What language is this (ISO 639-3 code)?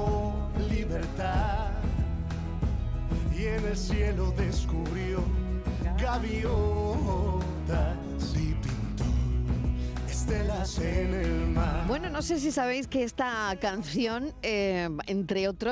spa